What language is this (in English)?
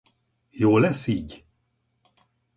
Hungarian